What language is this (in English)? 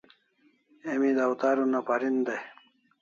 Kalasha